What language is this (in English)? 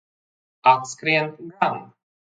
Latvian